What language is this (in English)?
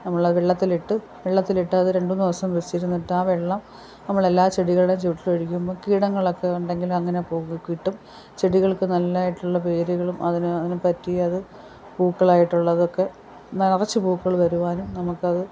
Malayalam